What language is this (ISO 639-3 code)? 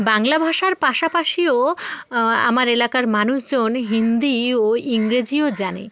ben